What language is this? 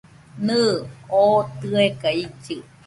Nüpode Huitoto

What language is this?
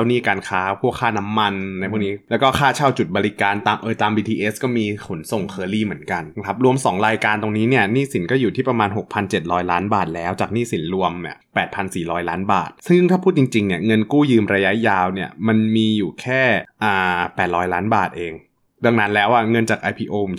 Thai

